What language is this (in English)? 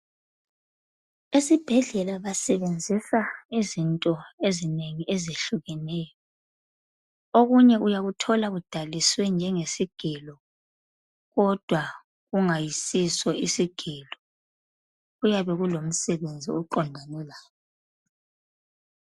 North Ndebele